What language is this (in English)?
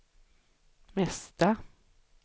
Swedish